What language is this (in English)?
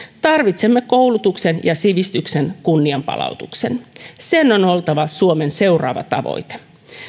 Finnish